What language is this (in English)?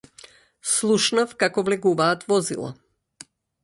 Macedonian